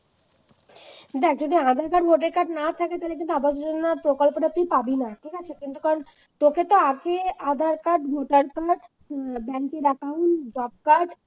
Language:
Bangla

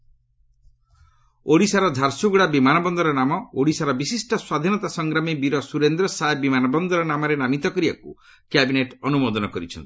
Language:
Odia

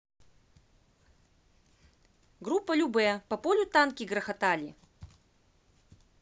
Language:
Russian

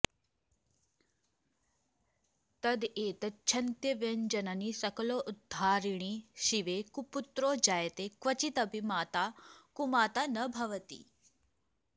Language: Sanskrit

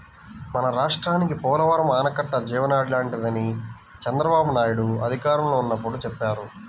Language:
Telugu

